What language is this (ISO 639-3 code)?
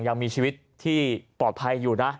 tha